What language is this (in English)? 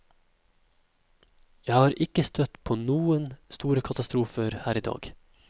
Norwegian